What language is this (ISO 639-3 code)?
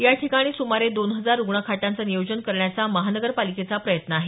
mar